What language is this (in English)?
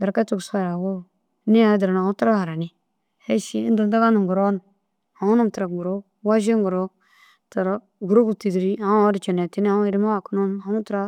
Dazaga